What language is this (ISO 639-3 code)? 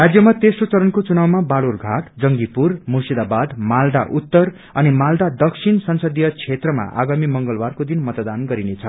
nep